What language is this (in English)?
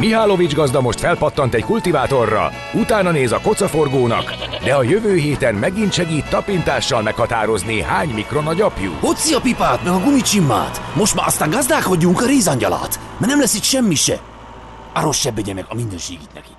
Hungarian